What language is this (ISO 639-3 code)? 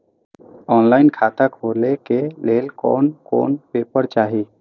mai